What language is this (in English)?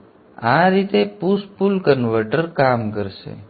Gujarati